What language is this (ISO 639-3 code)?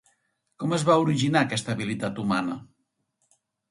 cat